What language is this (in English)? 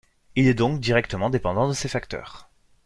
French